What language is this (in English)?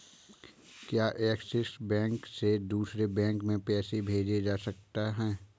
Hindi